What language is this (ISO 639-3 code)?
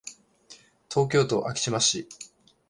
jpn